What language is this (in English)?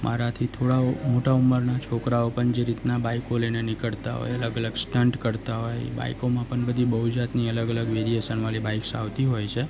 Gujarati